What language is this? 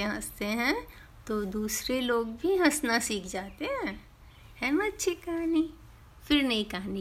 Hindi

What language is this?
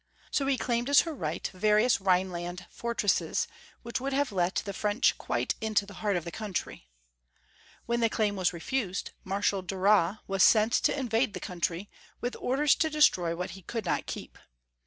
English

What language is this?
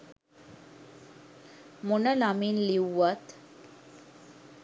Sinhala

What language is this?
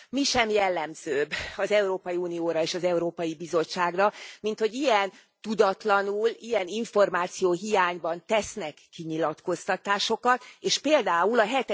Hungarian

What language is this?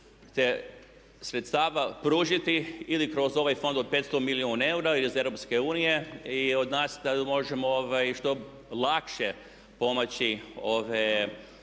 Croatian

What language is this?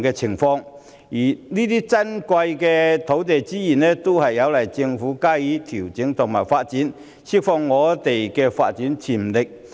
Cantonese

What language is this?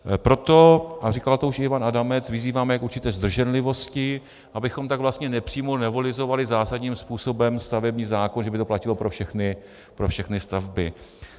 Czech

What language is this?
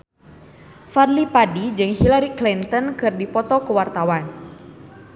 Sundanese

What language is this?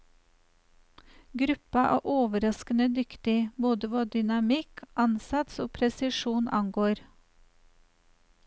Norwegian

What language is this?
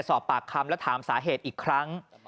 Thai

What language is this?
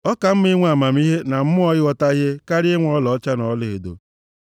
Igbo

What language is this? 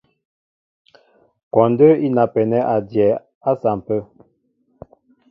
Mbo (Cameroon)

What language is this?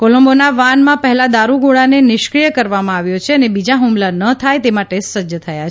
Gujarati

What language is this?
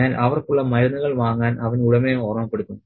Malayalam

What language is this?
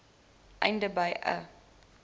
Afrikaans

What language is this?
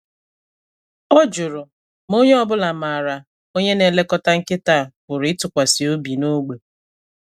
Igbo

